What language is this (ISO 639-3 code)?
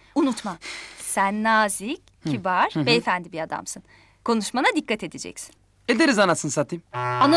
tur